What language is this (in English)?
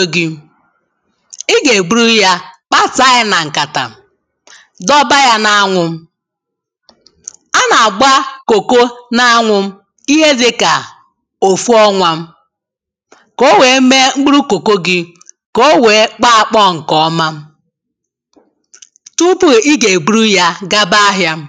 Igbo